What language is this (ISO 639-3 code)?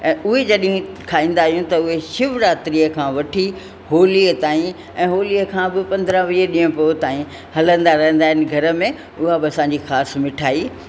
snd